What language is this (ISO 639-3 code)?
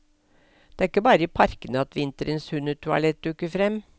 nor